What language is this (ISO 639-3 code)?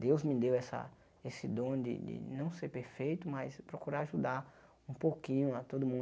por